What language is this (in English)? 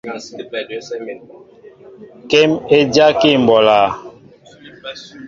Mbo (Cameroon)